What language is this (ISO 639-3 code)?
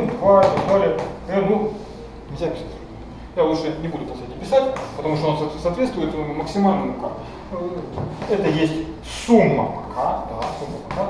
rus